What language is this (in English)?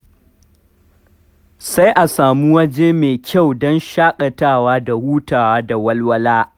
Hausa